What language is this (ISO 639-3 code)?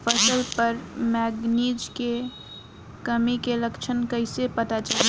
bho